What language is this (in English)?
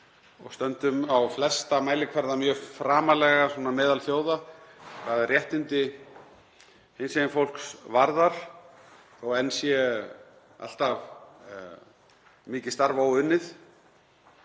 Icelandic